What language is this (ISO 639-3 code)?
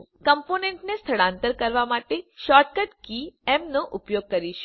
guj